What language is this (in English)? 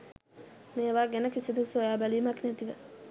Sinhala